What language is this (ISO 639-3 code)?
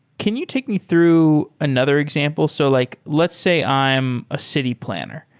eng